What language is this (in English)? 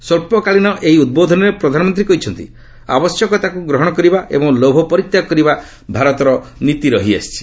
Odia